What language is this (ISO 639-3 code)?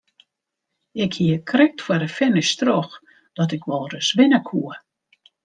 fry